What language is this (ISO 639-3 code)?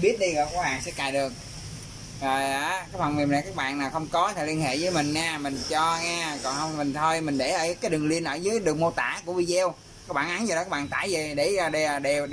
vie